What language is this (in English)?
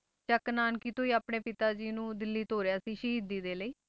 Punjabi